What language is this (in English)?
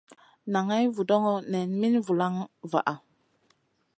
Masana